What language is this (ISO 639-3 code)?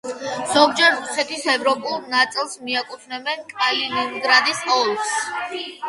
kat